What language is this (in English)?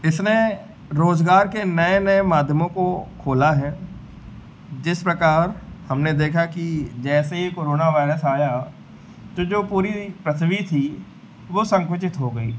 Hindi